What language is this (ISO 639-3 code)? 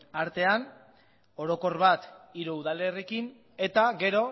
eus